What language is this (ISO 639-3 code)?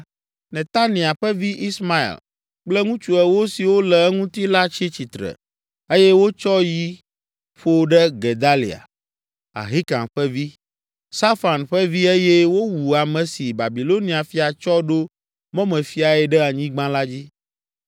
ewe